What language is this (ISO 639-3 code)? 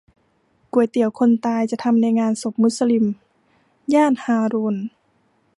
tha